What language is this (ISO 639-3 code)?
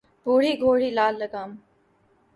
urd